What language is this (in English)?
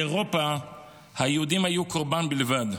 Hebrew